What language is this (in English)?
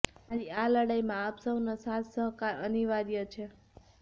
Gujarati